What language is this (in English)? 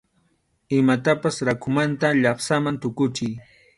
Arequipa-La Unión Quechua